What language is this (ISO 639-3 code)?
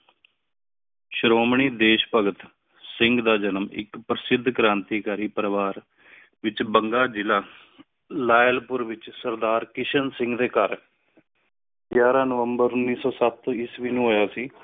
pan